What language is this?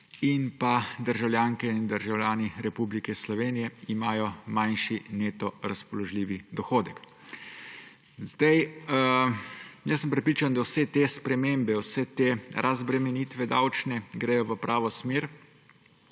Slovenian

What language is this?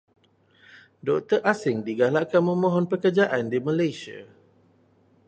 Malay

